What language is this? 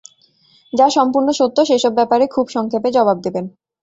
Bangla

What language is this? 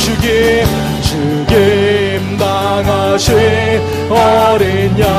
Korean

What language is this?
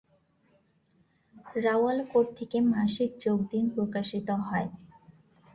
Bangla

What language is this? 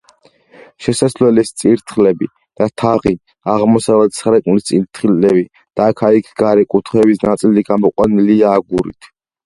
Georgian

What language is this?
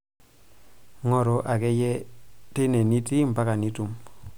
Masai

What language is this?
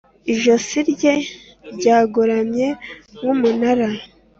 Kinyarwanda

